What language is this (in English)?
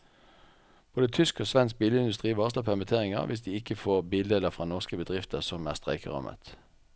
Norwegian